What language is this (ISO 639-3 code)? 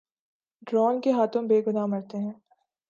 urd